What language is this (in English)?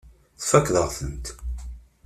Kabyle